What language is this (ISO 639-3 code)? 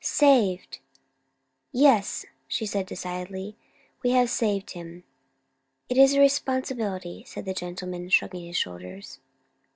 eng